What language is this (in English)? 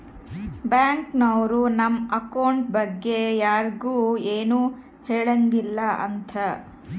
Kannada